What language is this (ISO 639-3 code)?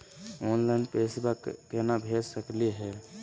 mag